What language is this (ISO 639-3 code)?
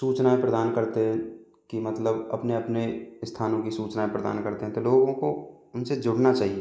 hin